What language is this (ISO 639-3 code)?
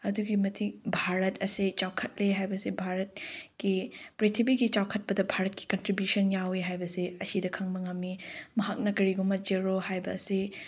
mni